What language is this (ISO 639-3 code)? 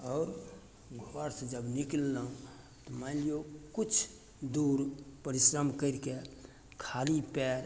mai